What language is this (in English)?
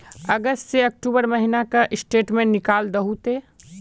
Magahi